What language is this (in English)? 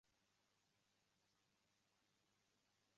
Uzbek